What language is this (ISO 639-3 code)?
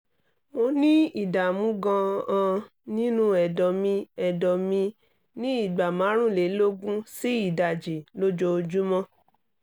yor